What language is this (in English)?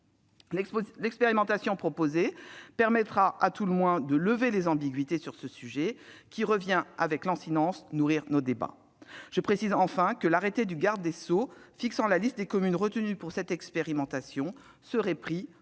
French